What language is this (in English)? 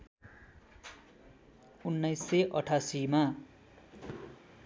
Nepali